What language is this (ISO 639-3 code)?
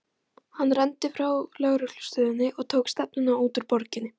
isl